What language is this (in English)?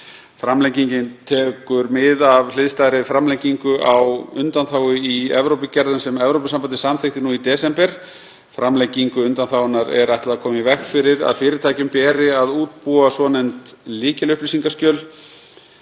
Icelandic